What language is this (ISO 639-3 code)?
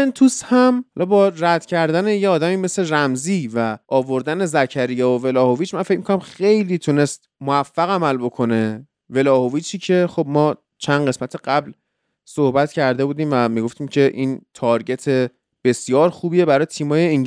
fas